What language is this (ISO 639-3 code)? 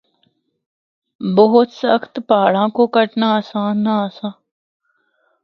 hno